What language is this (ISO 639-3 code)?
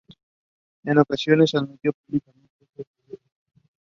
eng